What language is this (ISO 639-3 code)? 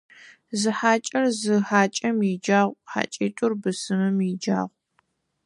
ady